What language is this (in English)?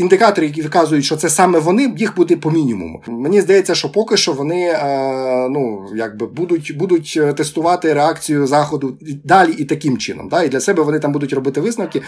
Ukrainian